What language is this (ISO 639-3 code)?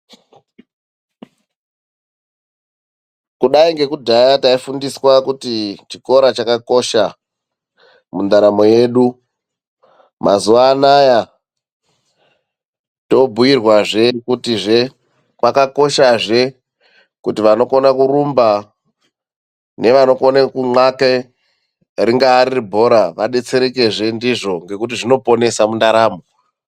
ndc